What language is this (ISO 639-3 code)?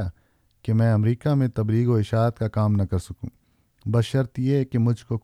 urd